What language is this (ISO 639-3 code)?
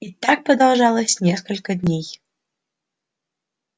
rus